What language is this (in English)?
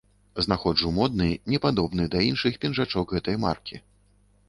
Belarusian